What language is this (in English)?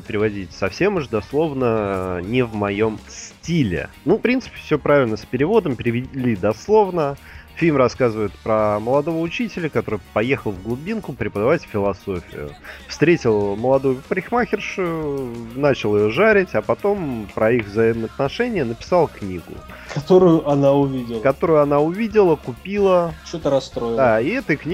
Russian